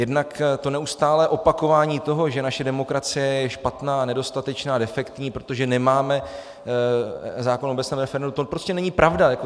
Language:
Czech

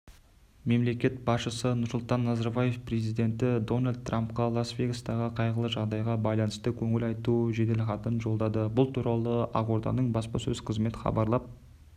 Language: Kazakh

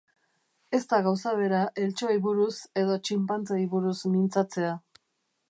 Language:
Basque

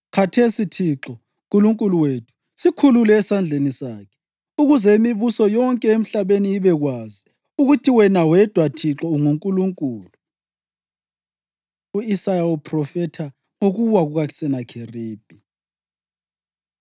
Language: North Ndebele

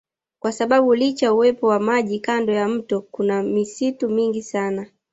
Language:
Swahili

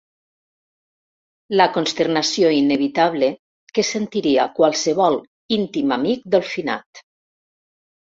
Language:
Catalan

